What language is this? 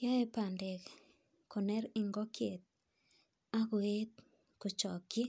Kalenjin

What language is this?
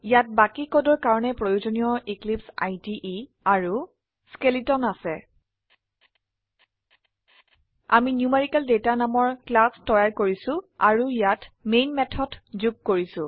Assamese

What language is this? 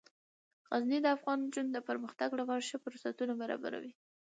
Pashto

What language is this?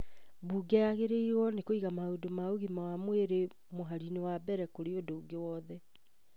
Kikuyu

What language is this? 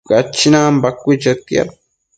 Matsés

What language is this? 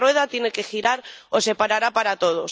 Spanish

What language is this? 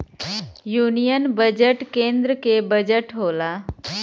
Bhojpuri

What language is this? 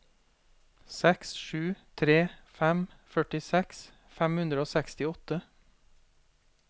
Norwegian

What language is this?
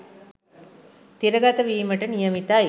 Sinhala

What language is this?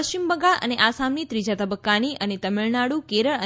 Gujarati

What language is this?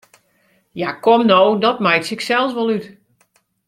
Western Frisian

